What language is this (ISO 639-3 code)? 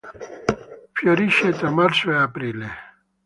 ita